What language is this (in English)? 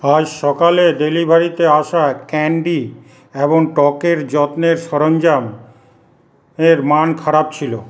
Bangla